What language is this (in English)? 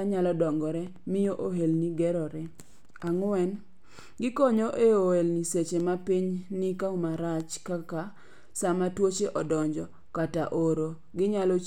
Luo (Kenya and Tanzania)